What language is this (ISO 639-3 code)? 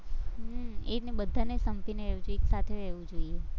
guj